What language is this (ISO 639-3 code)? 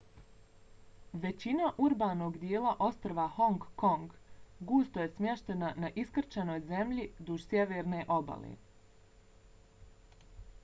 bos